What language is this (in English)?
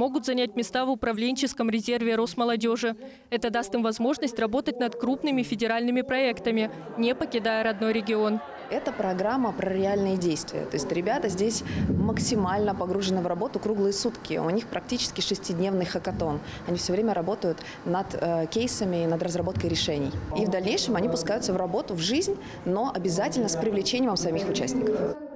Russian